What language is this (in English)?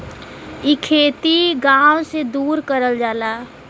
Bhojpuri